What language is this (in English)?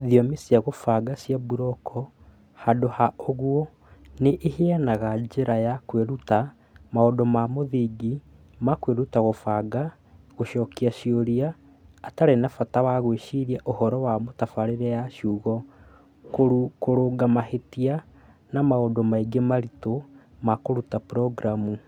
Kikuyu